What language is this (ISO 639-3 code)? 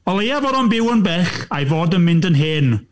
cym